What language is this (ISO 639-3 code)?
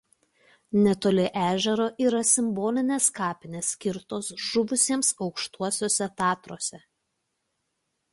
lit